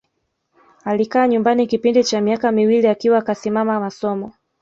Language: Swahili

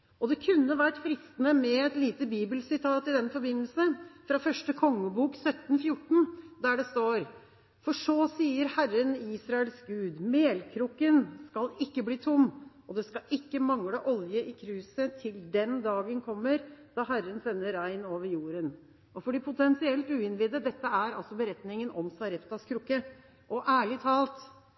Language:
Norwegian Bokmål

